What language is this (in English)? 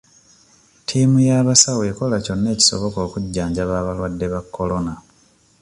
Ganda